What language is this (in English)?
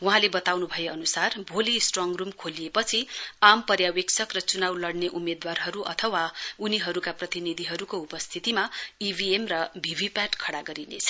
Nepali